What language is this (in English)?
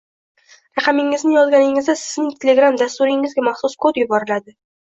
Uzbek